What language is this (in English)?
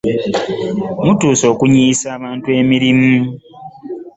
Ganda